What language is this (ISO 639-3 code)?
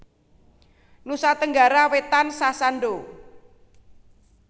jav